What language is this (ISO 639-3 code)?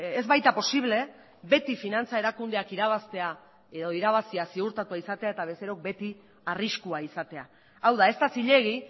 eus